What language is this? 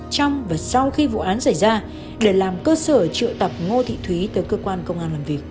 Vietnamese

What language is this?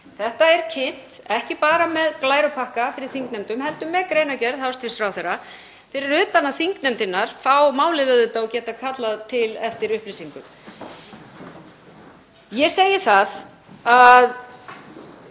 Icelandic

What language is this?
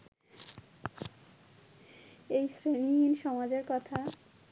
Bangla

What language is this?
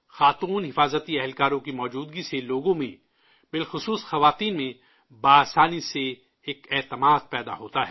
Urdu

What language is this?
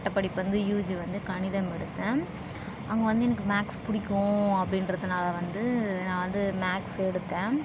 Tamil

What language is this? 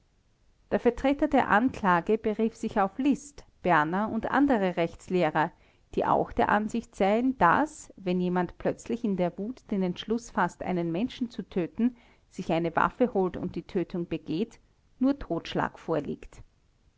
German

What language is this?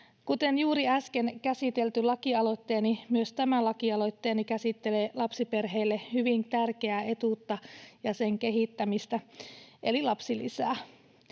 Finnish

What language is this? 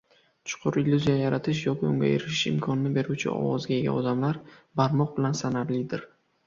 Uzbek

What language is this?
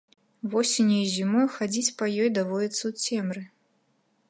Belarusian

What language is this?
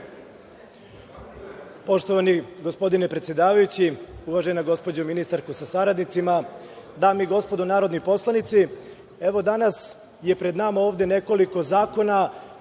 Serbian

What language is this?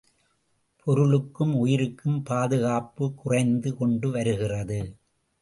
Tamil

